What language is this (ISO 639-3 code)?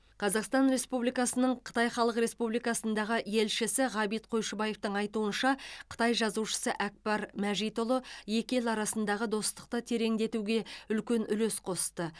kaz